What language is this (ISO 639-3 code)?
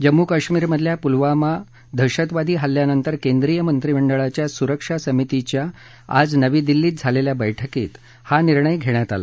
mar